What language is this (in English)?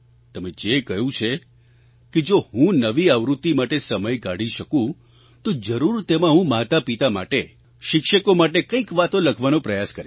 Gujarati